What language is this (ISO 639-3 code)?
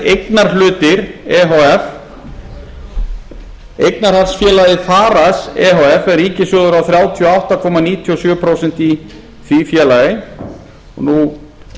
isl